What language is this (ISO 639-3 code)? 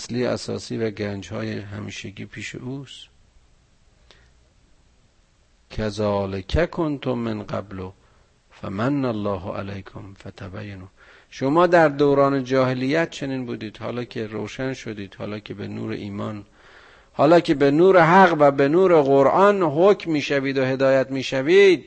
fas